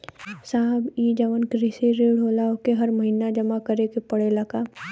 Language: Bhojpuri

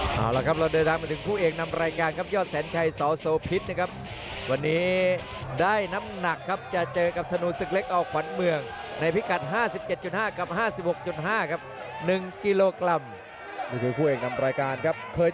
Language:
Thai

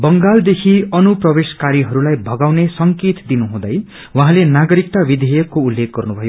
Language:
Nepali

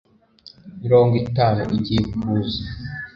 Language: Kinyarwanda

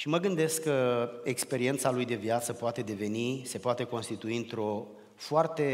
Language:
Romanian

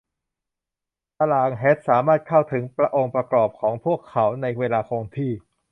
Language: Thai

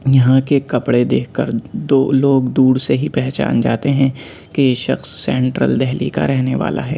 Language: Urdu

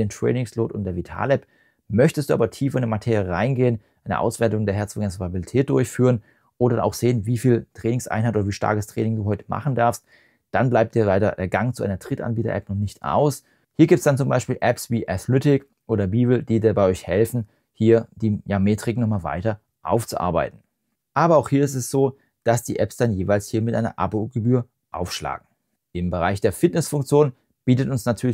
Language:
German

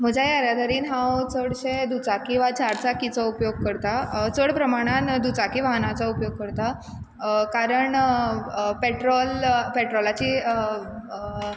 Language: Konkani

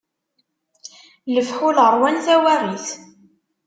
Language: Kabyle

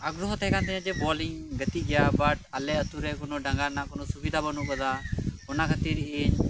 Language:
Santali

